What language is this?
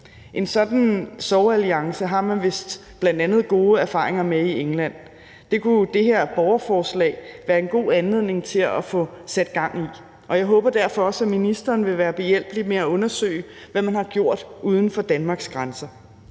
Danish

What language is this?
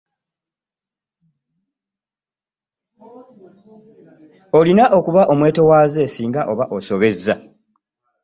Ganda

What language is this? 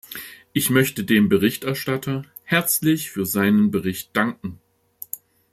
German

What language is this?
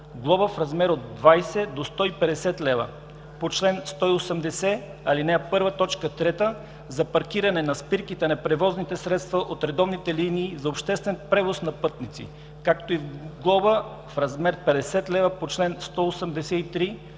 Bulgarian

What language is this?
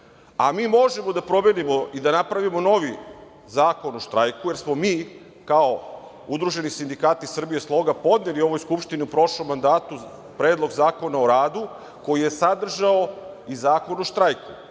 Serbian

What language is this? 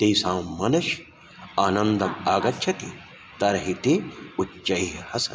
Sanskrit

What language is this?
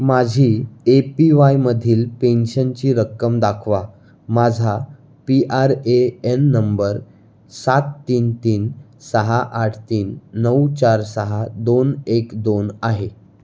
Marathi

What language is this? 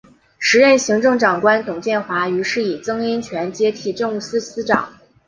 Chinese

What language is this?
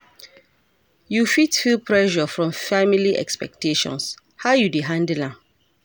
Nigerian Pidgin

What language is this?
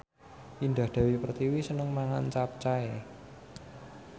Javanese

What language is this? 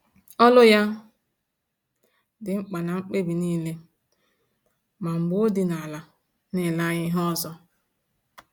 Igbo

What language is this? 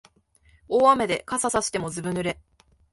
Japanese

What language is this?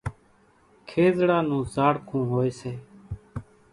Kachi Koli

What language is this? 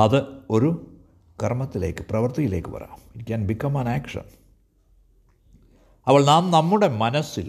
Malayalam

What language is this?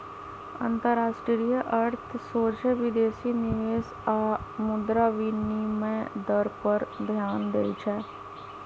Magahi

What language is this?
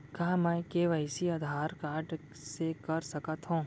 Chhattisgarhi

